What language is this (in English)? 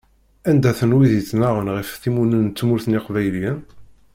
Kabyle